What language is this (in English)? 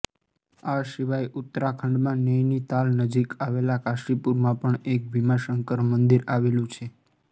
Gujarati